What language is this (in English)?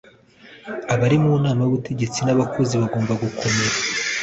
Kinyarwanda